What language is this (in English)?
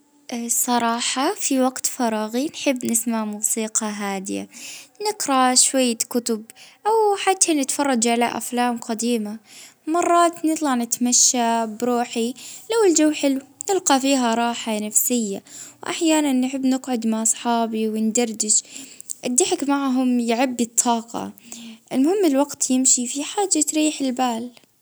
Libyan Arabic